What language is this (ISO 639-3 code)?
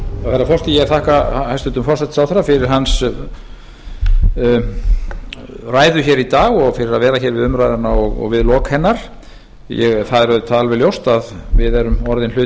isl